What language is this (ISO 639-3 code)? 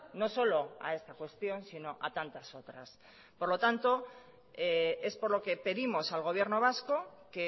spa